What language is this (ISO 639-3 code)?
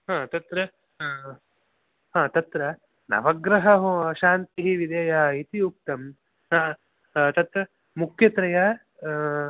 san